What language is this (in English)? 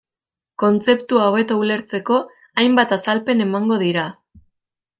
Basque